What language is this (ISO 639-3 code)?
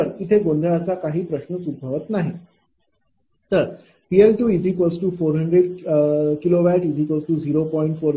mar